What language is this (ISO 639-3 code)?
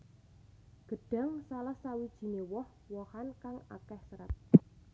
jav